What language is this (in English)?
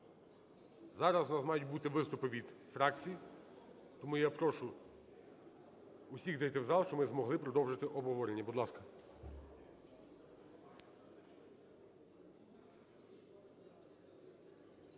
Ukrainian